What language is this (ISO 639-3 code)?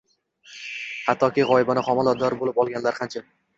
uzb